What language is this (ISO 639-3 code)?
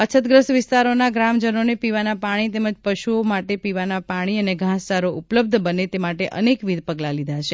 guj